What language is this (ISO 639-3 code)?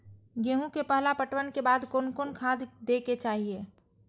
mai